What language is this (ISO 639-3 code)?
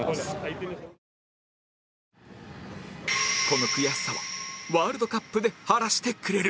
jpn